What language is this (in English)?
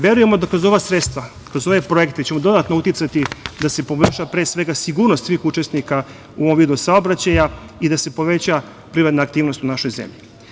Serbian